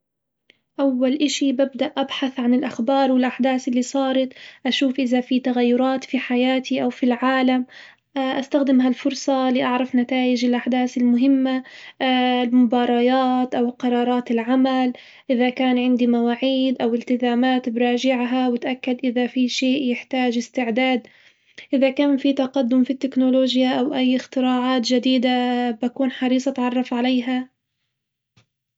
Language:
Hijazi Arabic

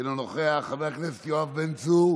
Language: Hebrew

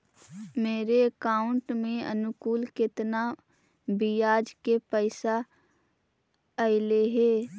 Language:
Magahi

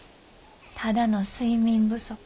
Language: Japanese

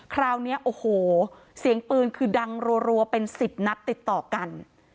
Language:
Thai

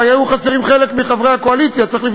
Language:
Hebrew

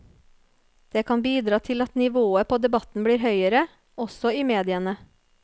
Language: Norwegian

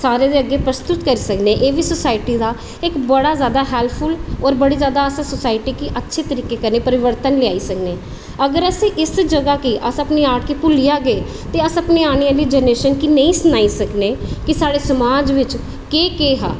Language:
Dogri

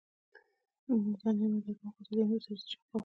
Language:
Pashto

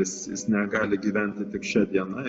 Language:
Lithuanian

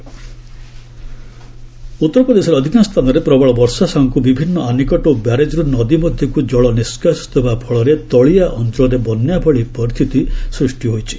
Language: Odia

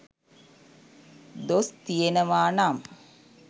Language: Sinhala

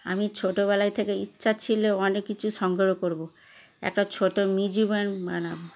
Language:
Bangla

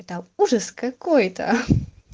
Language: Russian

